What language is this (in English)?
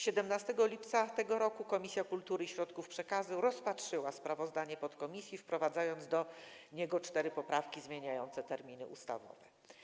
Polish